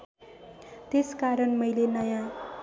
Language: Nepali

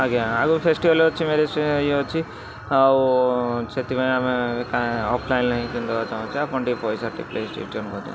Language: Odia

